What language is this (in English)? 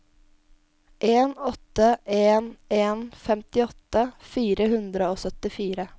Norwegian